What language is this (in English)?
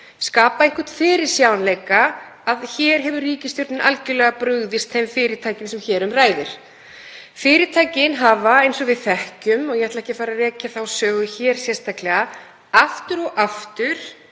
Icelandic